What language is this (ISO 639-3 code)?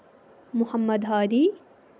kas